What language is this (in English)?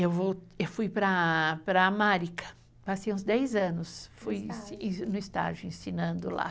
Portuguese